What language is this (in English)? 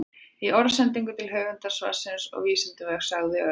Icelandic